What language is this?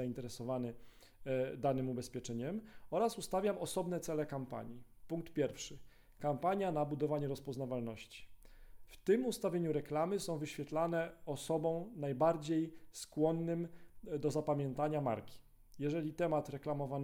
Polish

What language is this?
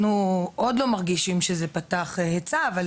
Hebrew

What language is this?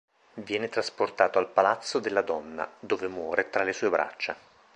Italian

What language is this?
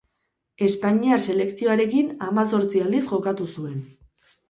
Basque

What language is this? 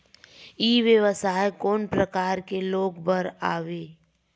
Chhattisgarhi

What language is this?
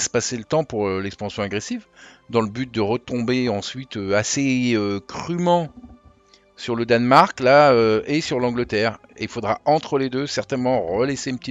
French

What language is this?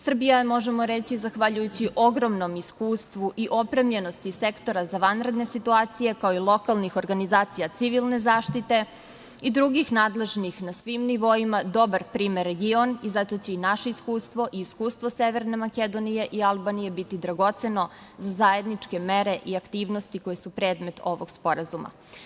Serbian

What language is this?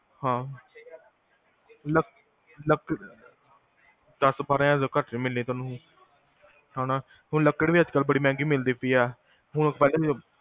Punjabi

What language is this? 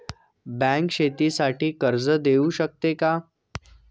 Marathi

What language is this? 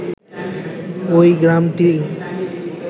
Bangla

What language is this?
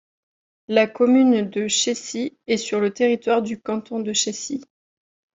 French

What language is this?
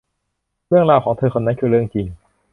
Thai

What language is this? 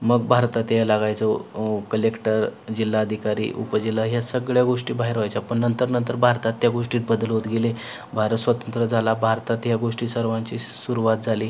Marathi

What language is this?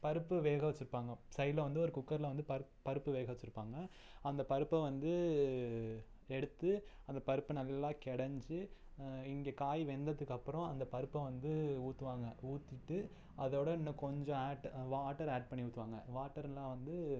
Tamil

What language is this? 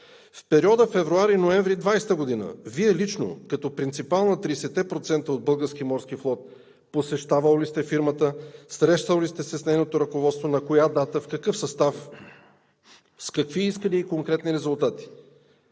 Bulgarian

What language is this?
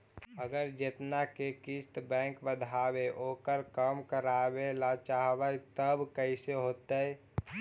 Magahi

